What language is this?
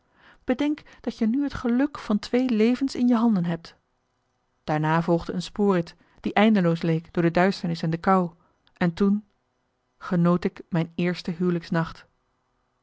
Dutch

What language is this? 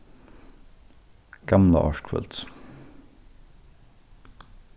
Faroese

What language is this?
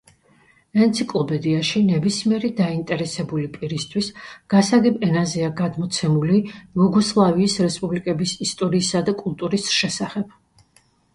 Georgian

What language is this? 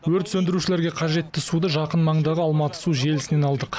Kazakh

